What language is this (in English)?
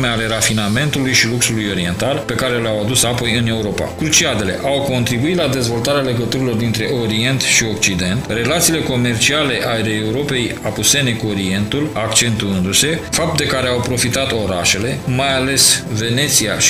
Romanian